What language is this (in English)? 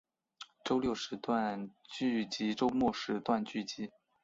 Chinese